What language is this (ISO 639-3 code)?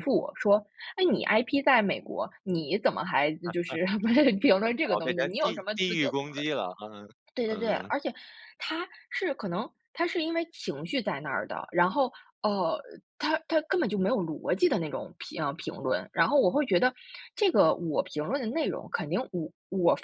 zho